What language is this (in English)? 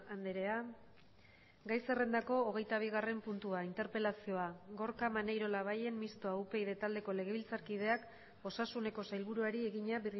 Basque